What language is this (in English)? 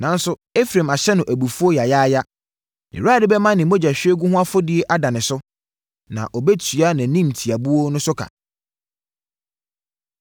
Akan